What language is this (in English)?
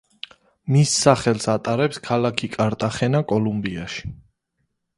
Georgian